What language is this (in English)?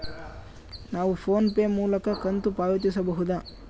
Kannada